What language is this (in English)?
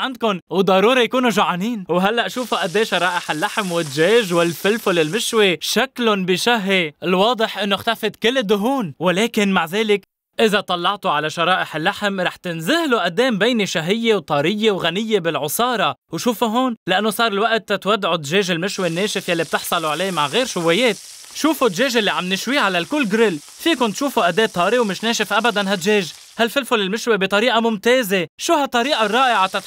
Arabic